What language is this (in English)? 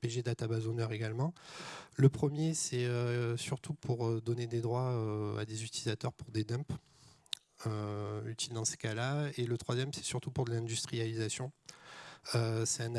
French